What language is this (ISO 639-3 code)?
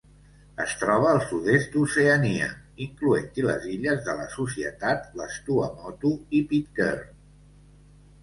cat